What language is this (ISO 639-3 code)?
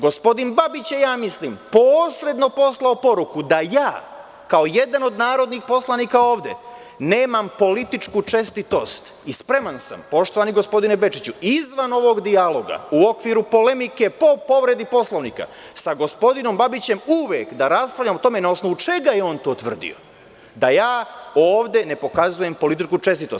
srp